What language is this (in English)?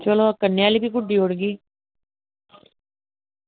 Dogri